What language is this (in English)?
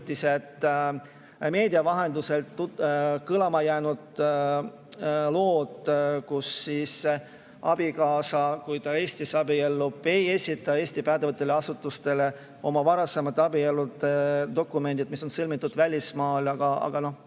Estonian